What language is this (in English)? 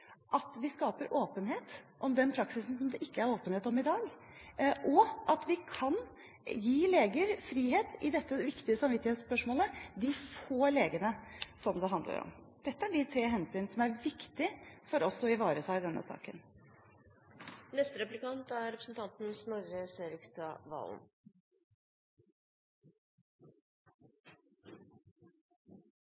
Norwegian Bokmål